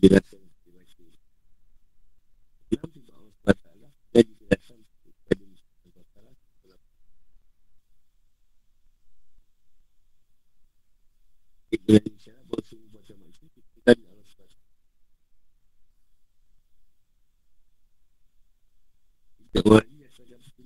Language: Malay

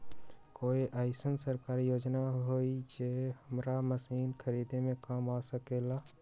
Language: Magahi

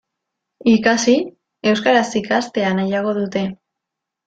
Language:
Basque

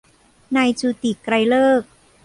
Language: Thai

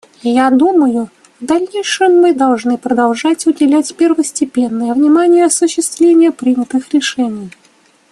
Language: Russian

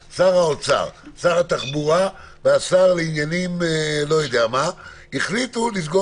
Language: Hebrew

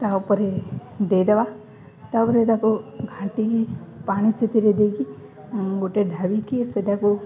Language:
Odia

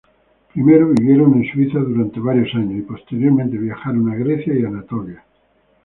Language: Spanish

